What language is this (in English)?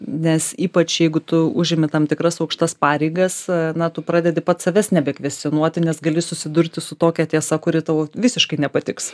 Lithuanian